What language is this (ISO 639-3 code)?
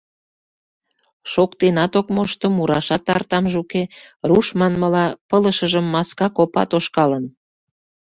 chm